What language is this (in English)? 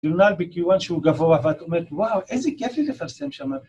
Hebrew